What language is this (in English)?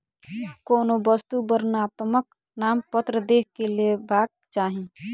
Maithili